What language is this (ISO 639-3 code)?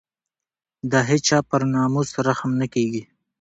pus